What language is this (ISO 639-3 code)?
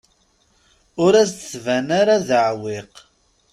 kab